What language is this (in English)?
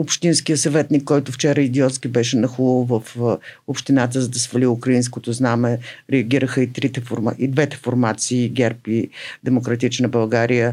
Bulgarian